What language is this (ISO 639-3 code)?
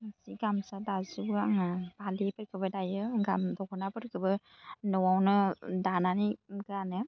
brx